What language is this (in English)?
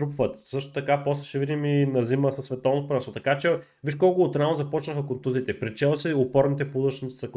Bulgarian